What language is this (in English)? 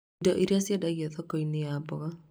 Kikuyu